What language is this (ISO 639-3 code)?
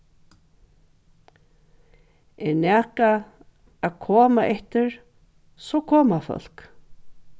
fao